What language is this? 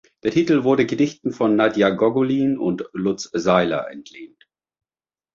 German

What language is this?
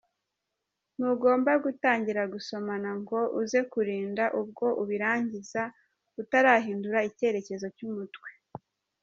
Kinyarwanda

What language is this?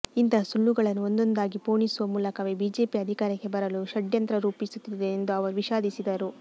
Kannada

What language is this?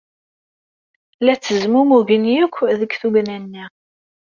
Kabyle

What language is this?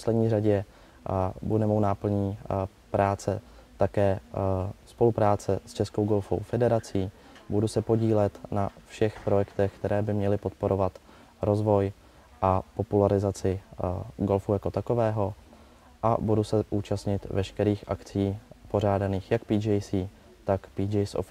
Czech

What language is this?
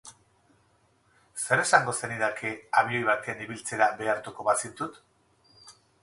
Basque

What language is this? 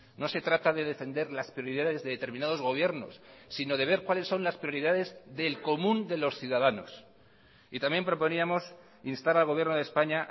Spanish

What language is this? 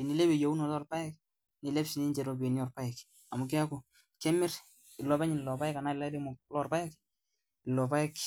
Masai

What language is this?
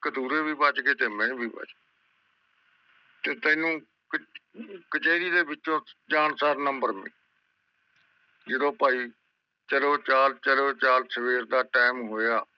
Punjabi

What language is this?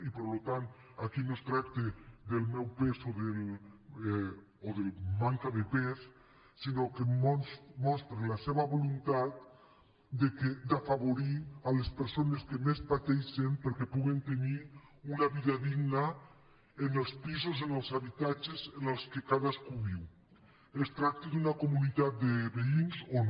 Catalan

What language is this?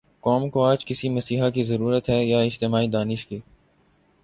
Urdu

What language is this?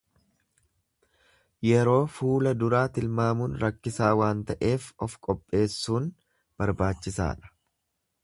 Oromo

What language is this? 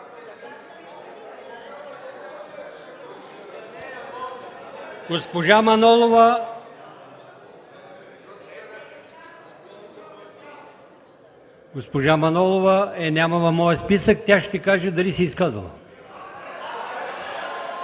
Bulgarian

